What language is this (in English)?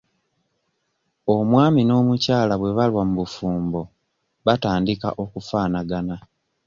Ganda